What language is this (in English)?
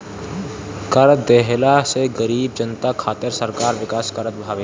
Bhojpuri